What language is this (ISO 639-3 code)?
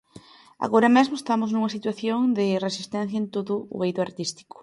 glg